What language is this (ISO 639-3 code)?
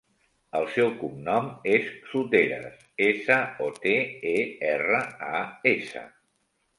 cat